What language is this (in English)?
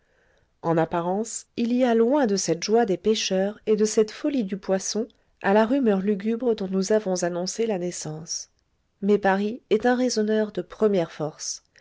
French